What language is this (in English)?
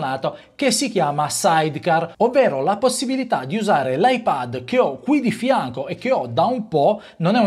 Italian